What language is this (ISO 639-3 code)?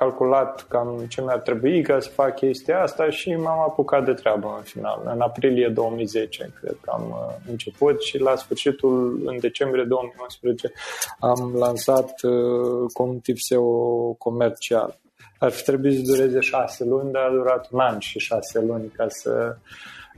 ron